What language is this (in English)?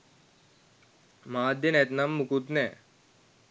Sinhala